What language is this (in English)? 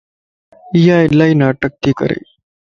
Lasi